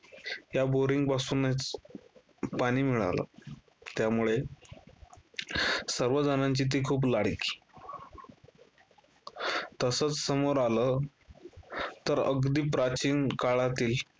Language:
Marathi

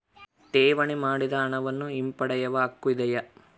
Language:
Kannada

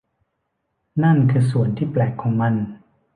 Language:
Thai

